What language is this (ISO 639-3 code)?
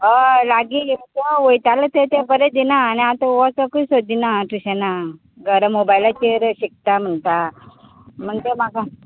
kok